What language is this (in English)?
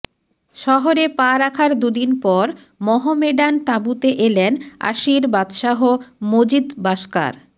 Bangla